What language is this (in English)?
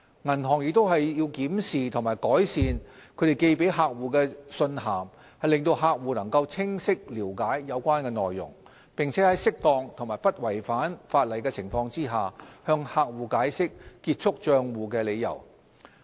Cantonese